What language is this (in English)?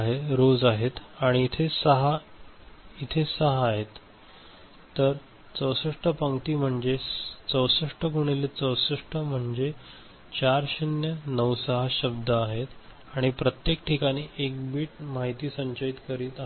Marathi